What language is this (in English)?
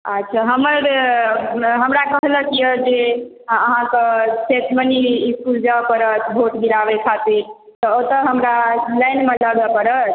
Maithili